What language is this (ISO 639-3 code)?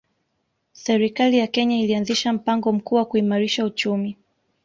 swa